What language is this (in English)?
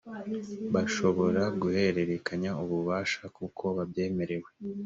Kinyarwanda